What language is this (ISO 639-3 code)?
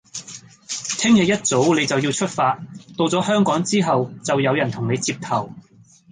yue